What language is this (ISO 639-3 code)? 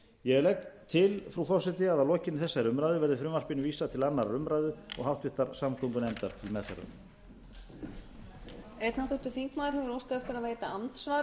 isl